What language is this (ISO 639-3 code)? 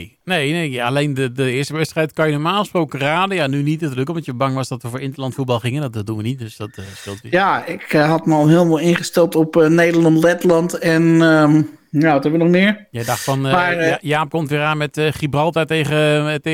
nld